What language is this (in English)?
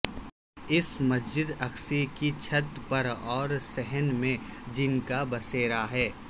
Urdu